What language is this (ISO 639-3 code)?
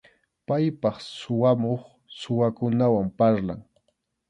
qxu